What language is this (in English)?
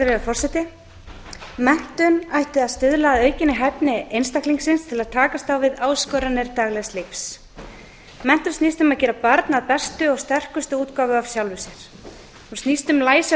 Icelandic